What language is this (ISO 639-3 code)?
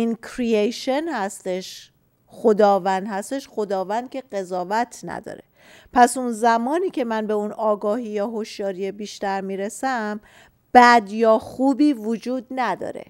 fas